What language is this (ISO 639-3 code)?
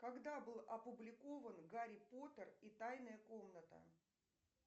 rus